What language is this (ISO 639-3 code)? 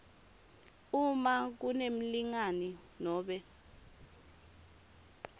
ssw